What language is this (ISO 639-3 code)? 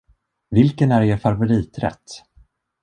swe